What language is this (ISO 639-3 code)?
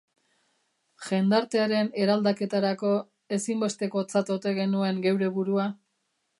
eus